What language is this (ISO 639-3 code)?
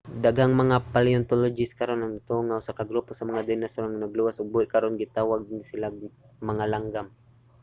ceb